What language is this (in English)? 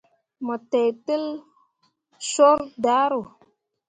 Mundang